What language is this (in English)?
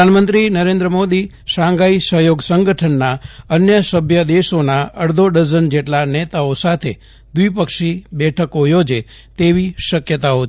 Gujarati